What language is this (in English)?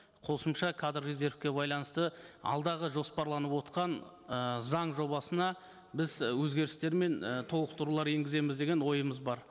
Kazakh